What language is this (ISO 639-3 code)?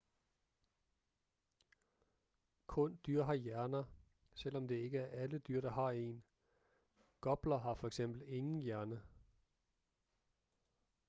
dan